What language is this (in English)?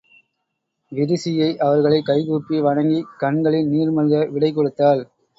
Tamil